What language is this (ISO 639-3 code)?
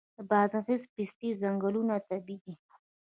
pus